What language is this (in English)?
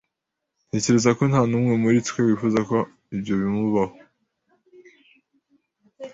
Kinyarwanda